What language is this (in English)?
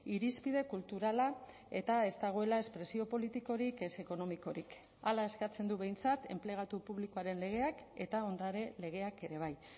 Basque